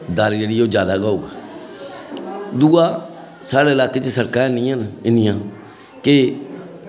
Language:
Dogri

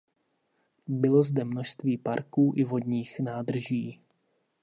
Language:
Czech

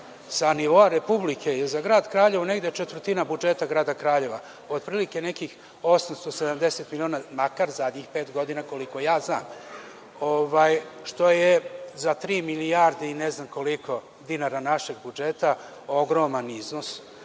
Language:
Serbian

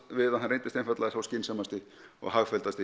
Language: Icelandic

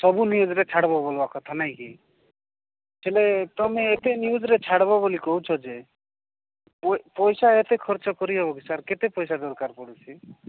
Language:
Odia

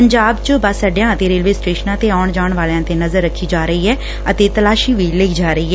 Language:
Punjabi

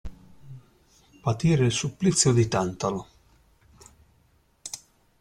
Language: Italian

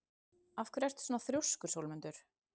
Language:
Icelandic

